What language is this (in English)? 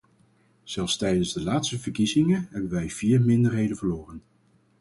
Dutch